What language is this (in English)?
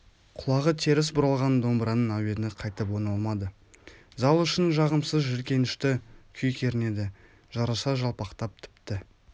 Kazakh